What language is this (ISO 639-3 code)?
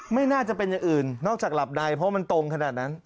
tha